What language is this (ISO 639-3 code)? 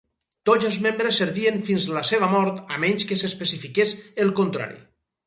cat